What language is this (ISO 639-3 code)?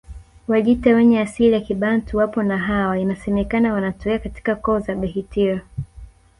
swa